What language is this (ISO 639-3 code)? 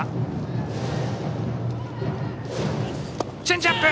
jpn